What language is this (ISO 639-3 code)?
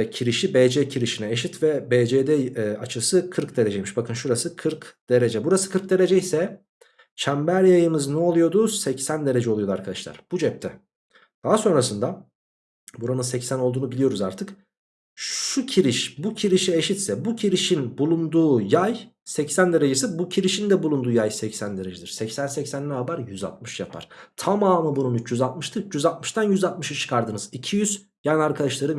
tur